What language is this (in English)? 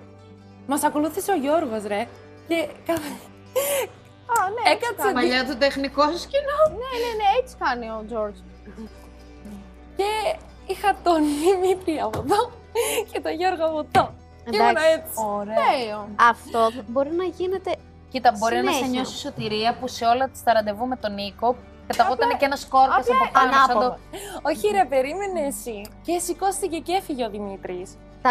Greek